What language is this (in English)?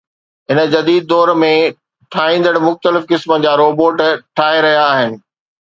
Sindhi